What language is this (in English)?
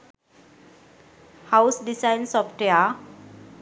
Sinhala